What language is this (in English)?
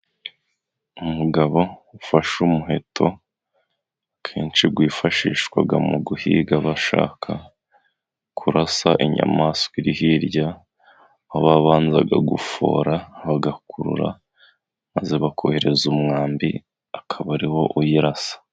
Kinyarwanda